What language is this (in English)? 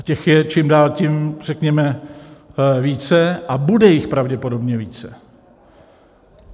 Czech